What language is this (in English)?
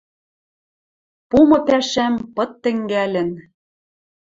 Western Mari